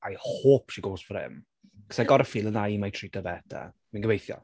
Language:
Welsh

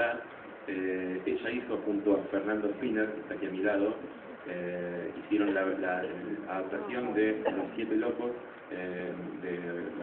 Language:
Spanish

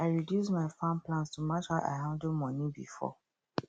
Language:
Nigerian Pidgin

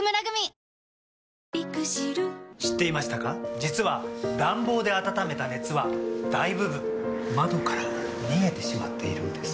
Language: Japanese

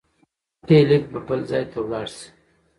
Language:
Pashto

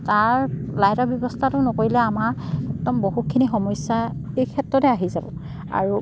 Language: Assamese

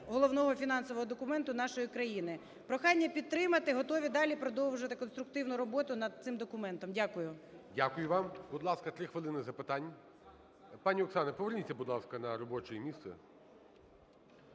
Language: Ukrainian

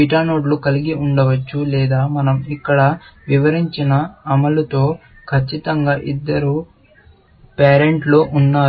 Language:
Telugu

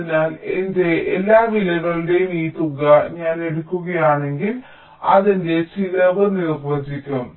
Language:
Malayalam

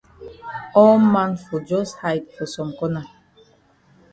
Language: Cameroon Pidgin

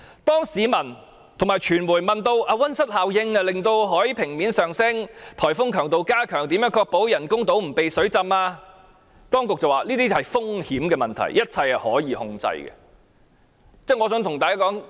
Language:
Cantonese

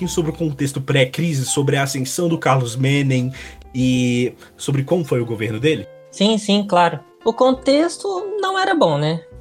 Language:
Portuguese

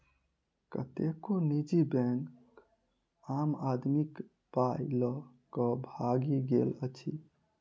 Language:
Maithili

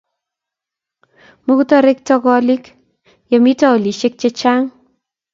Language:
Kalenjin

